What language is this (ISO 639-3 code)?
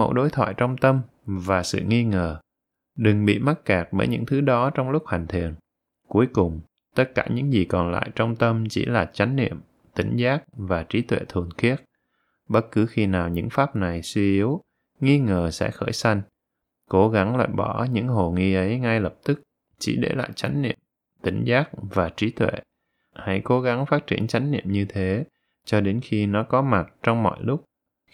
vie